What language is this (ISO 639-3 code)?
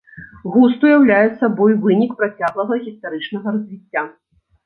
bel